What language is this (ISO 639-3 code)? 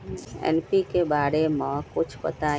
mag